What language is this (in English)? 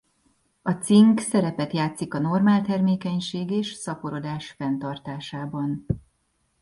Hungarian